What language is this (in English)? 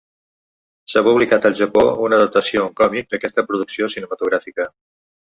Catalan